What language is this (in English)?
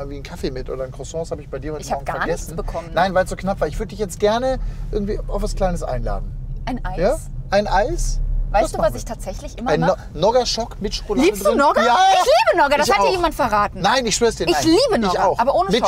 German